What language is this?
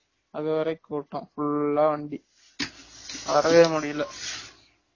Tamil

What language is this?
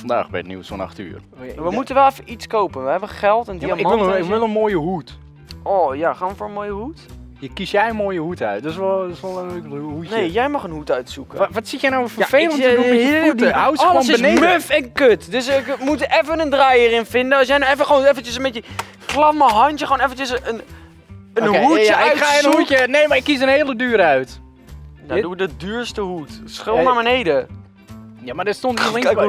Dutch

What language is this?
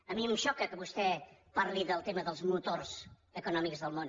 Catalan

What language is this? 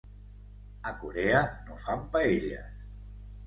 Catalan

